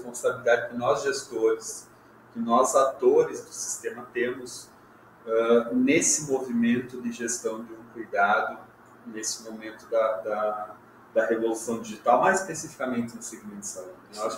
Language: Portuguese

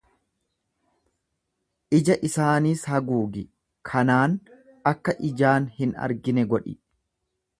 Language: Oromo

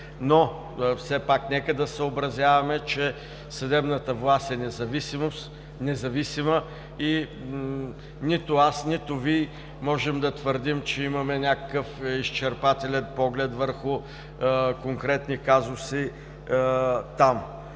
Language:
Bulgarian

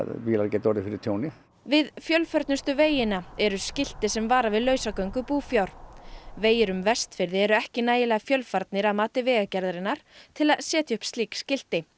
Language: Icelandic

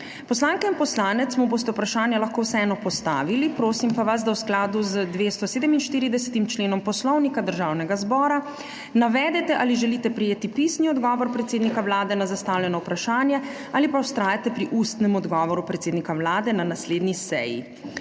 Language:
Slovenian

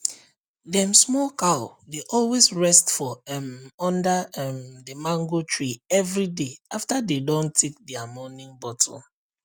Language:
Nigerian Pidgin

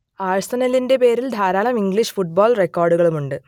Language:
Malayalam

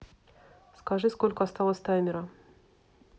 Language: Russian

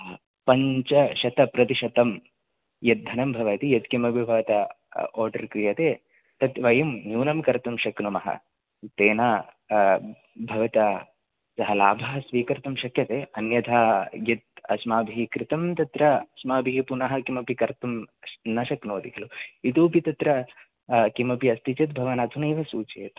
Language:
Sanskrit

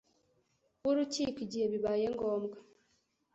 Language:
Kinyarwanda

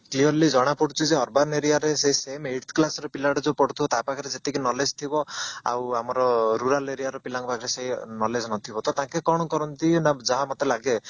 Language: Odia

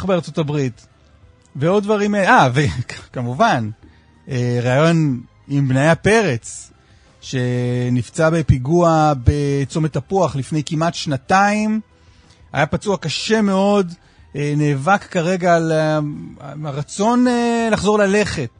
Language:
Hebrew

